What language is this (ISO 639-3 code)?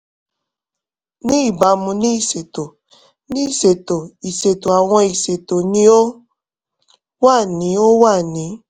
yor